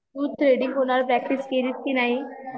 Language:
Marathi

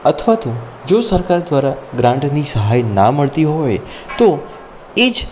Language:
Gujarati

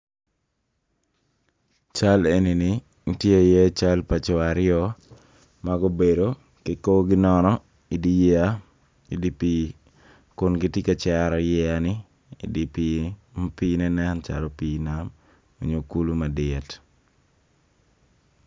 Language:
Acoli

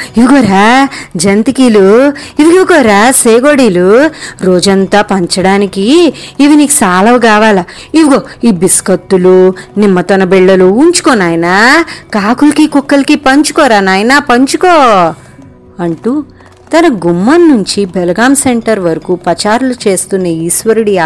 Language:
Telugu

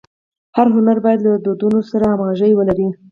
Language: Pashto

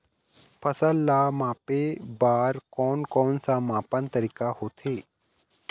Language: Chhattisgarhi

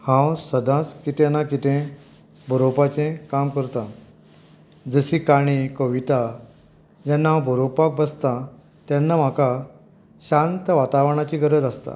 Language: Konkani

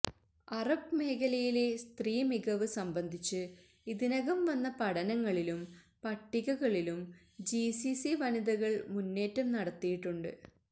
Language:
Malayalam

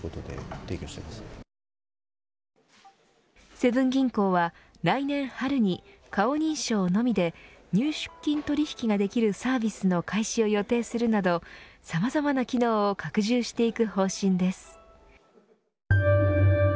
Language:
Japanese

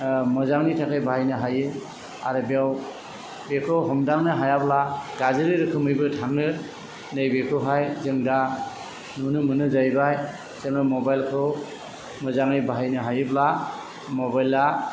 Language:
Bodo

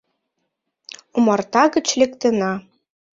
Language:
Mari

